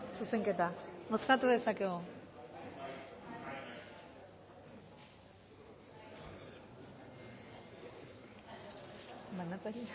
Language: Basque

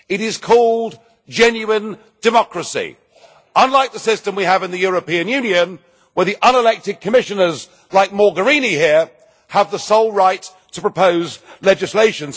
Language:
English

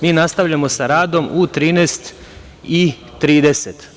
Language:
Serbian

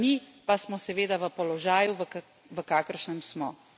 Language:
Slovenian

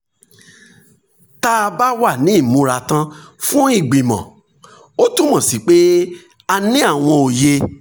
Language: Yoruba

